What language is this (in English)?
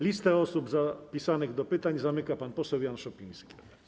Polish